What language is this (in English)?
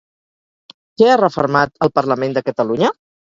Catalan